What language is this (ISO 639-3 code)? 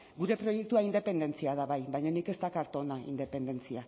eus